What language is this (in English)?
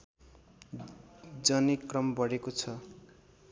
Nepali